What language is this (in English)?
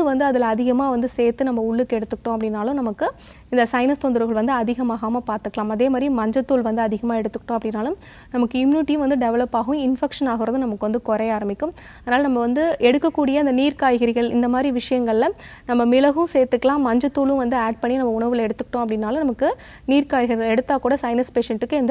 Hindi